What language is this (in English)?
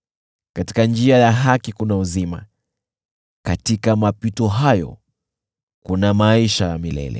Swahili